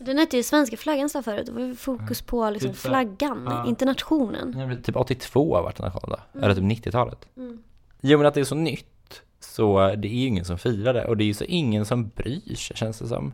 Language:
Swedish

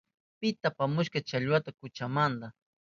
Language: Southern Pastaza Quechua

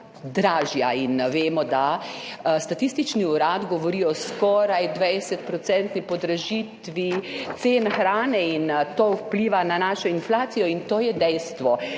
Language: Slovenian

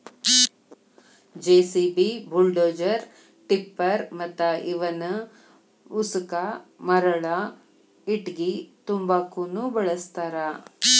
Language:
Kannada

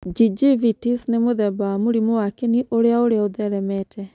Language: Kikuyu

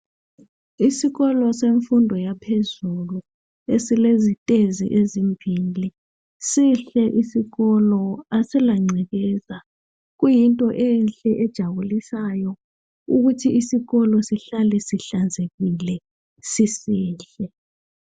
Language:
North Ndebele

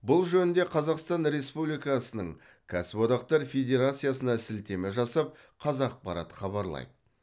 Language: Kazakh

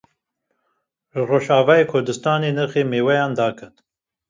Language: Kurdish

